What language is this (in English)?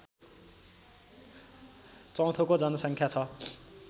Nepali